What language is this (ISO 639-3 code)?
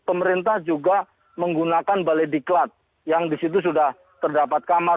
ind